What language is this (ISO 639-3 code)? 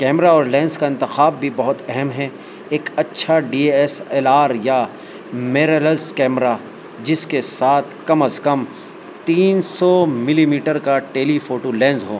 urd